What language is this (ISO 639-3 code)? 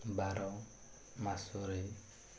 ori